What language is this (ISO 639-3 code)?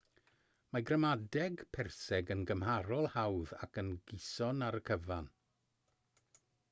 cym